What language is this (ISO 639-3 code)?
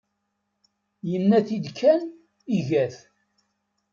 kab